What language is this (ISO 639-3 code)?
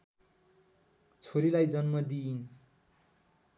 nep